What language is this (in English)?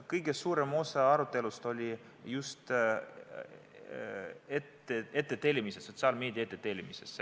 Estonian